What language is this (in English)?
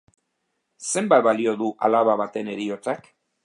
Basque